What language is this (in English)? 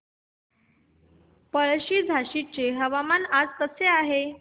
Marathi